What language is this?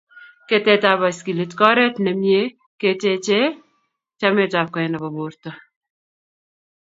Kalenjin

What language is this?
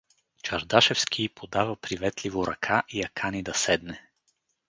Bulgarian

